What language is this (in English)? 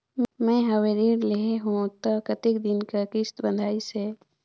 Chhattisgarhi